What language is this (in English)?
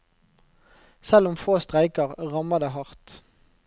Norwegian